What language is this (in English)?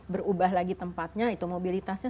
Indonesian